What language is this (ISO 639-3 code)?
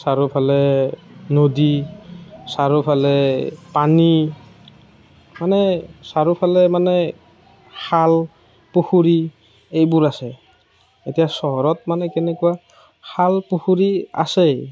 asm